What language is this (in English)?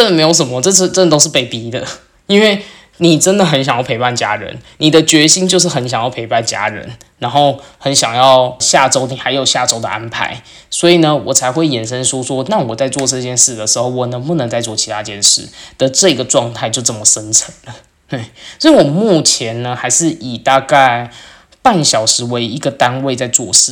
Chinese